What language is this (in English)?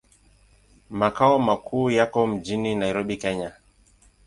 Swahili